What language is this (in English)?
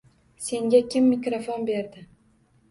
Uzbek